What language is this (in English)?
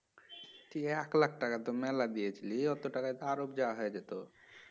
Bangla